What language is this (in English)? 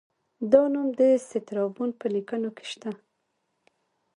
Pashto